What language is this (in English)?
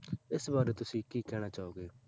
Punjabi